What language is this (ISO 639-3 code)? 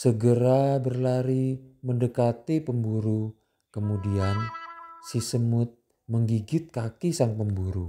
ind